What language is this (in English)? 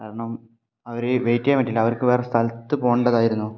Malayalam